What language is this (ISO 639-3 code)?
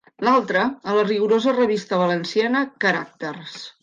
cat